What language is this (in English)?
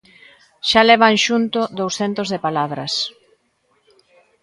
Galician